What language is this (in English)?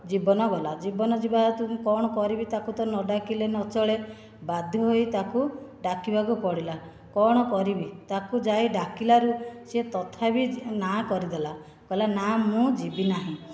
Odia